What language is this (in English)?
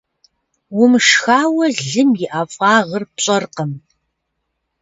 Kabardian